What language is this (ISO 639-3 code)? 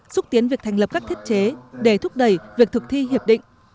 vie